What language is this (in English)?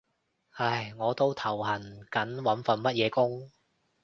Cantonese